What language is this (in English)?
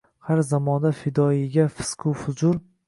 Uzbek